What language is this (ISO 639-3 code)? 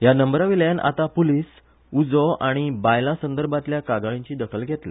kok